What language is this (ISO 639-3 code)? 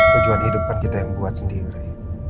ind